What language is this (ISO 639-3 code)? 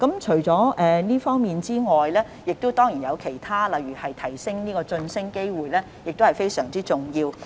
yue